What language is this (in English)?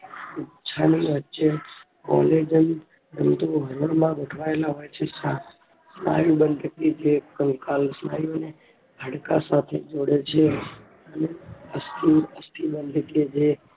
Gujarati